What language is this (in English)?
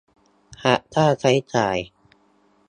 Thai